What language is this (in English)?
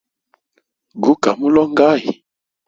Hemba